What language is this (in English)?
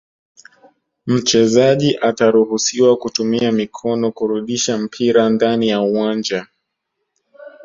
Swahili